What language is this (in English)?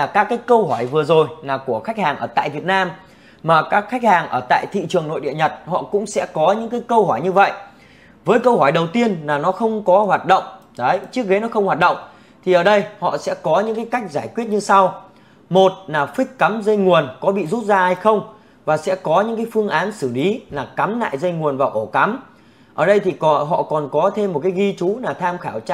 Vietnamese